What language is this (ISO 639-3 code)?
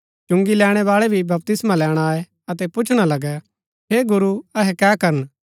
gbk